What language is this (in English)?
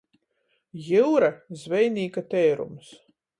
Latgalian